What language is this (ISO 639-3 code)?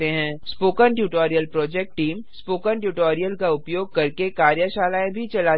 hin